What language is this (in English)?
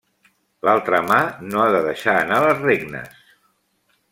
Catalan